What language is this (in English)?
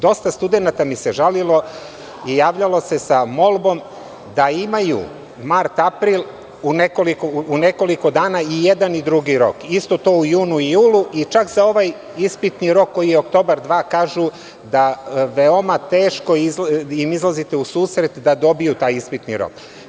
Serbian